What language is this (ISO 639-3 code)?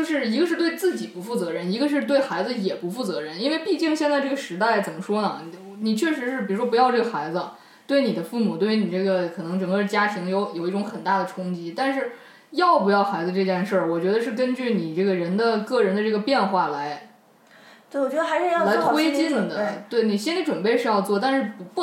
zho